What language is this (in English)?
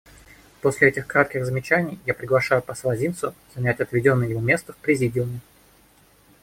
Russian